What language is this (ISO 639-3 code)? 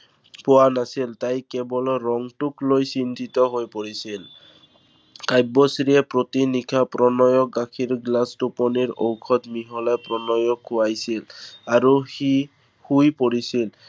asm